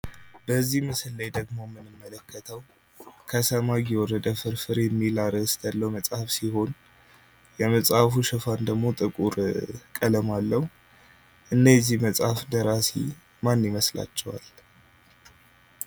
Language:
Amharic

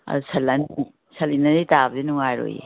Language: Manipuri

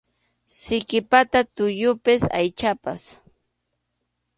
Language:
Arequipa-La Unión Quechua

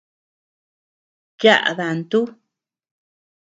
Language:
Tepeuxila Cuicatec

